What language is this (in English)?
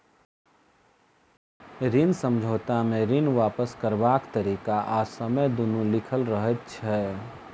Maithili